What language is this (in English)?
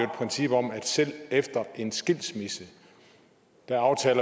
Danish